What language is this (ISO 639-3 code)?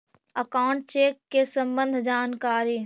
mag